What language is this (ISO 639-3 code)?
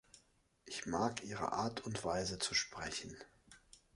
deu